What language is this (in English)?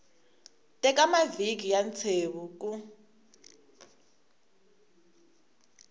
Tsonga